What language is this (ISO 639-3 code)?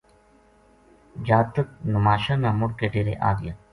gju